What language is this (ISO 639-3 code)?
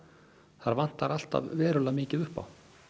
isl